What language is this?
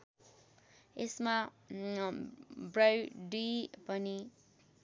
Nepali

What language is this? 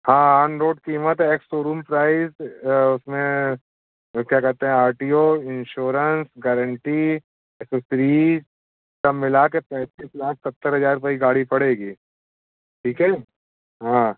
Hindi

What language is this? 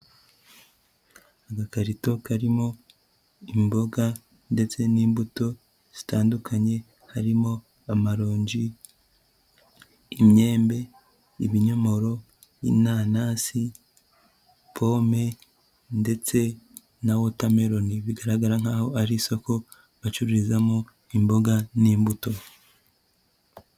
Kinyarwanda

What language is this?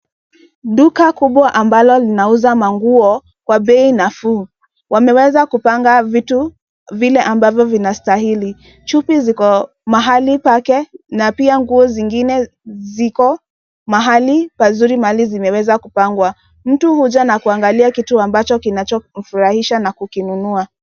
Swahili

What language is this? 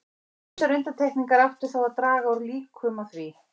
Icelandic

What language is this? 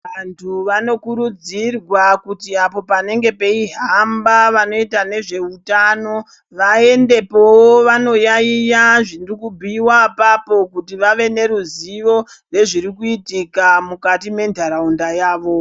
Ndau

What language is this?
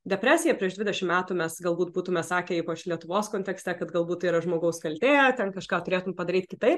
Lithuanian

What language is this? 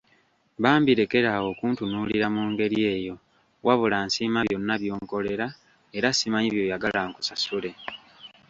Ganda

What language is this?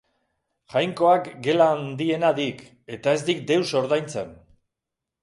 Basque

